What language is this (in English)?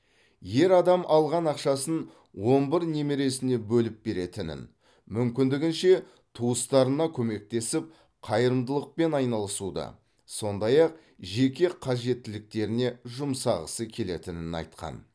Kazakh